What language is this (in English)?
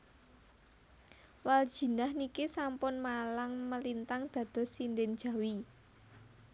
Javanese